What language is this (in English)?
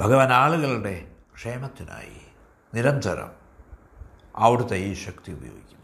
Malayalam